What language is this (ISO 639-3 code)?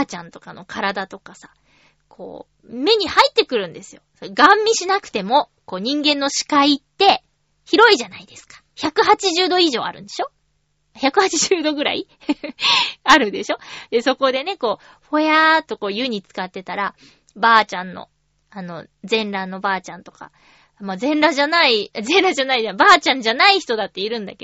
jpn